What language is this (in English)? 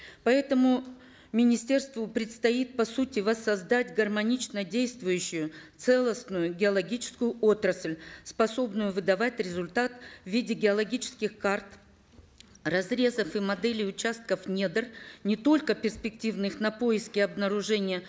Kazakh